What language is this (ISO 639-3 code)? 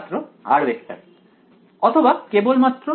ben